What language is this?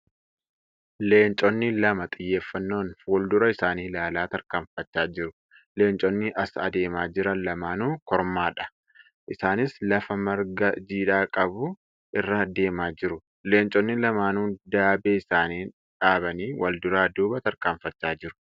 Oromo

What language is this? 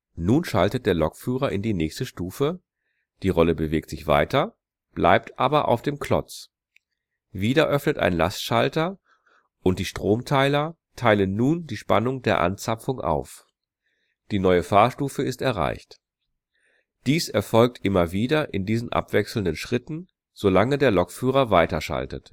German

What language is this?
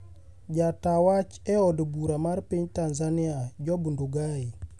Luo (Kenya and Tanzania)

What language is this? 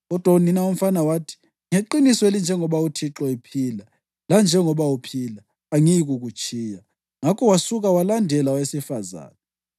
North Ndebele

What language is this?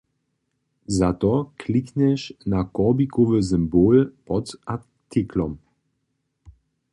Upper Sorbian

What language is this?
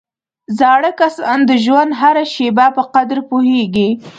Pashto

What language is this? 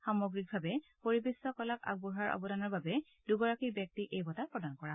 Assamese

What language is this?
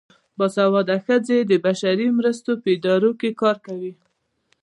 Pashto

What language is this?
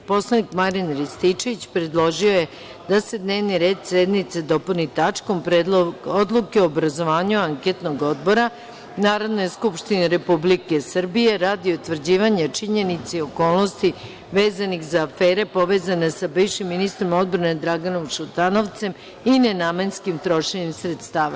Serbian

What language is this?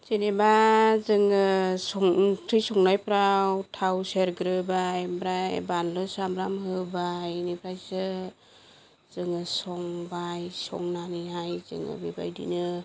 Bodo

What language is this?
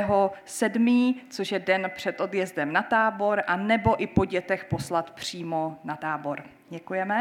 Czech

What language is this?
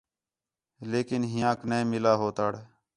Khetrani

